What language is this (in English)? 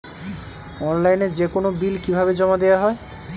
Bangla